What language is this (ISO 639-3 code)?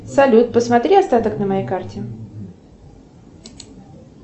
rus